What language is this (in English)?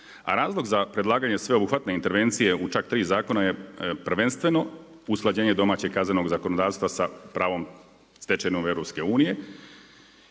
Croatian